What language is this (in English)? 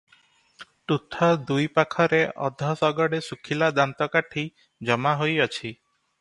Odia